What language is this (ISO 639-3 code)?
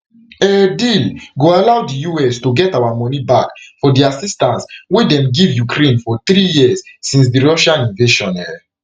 pcm